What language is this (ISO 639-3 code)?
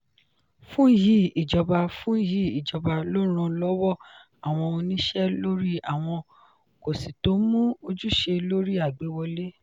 yor